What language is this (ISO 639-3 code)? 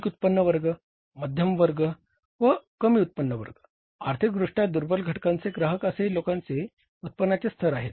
mar